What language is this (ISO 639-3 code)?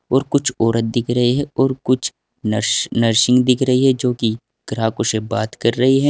hin